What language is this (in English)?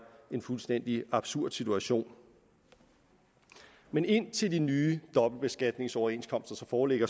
Danish